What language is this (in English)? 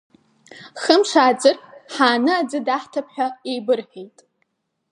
Abkhazian